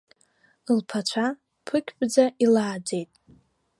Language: Abkhazian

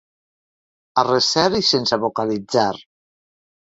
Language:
Catalan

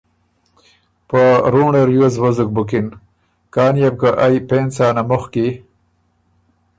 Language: Ormuri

